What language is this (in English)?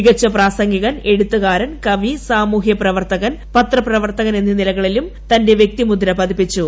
Malayalam